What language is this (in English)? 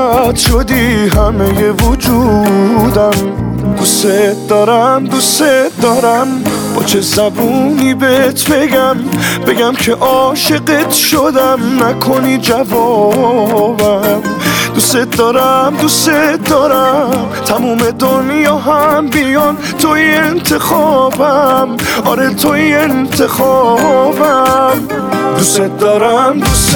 Persian